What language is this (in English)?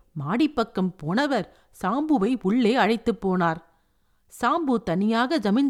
Tamil